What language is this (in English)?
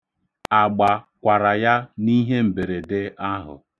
Igbo